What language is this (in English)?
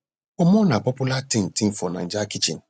Nigerian Pidgin